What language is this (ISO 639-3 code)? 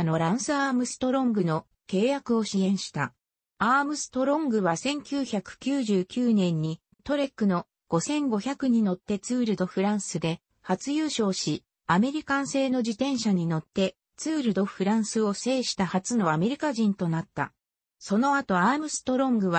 jpn